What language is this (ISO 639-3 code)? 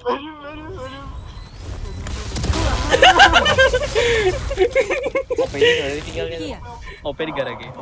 ind